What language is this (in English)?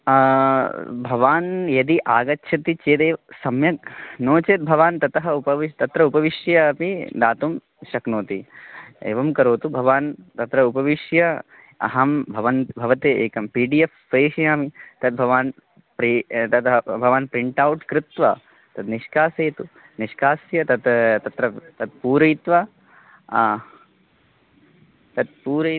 Sanskrit